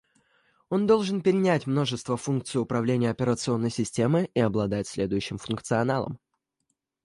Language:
Russian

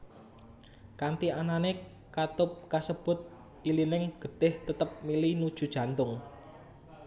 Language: Javanese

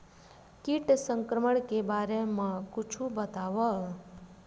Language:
Chhattisgarhi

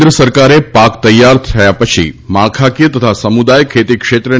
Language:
Gujarati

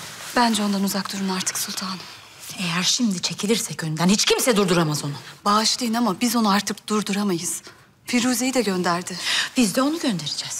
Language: Turkish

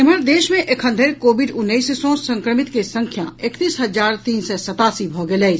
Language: Maithili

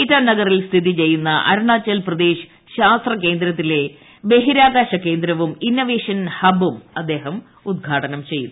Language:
Malayalam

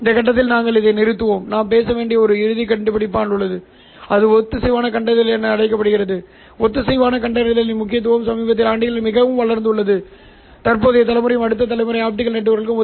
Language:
Tamil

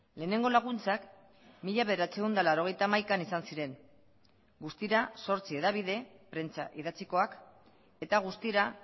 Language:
Basque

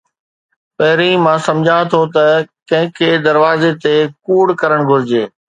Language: Sindhi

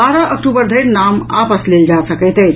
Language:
Maithili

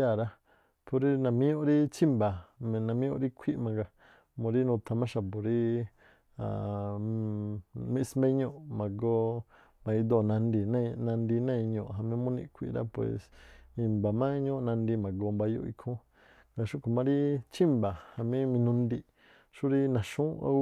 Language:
Tlacoapa Me'phaa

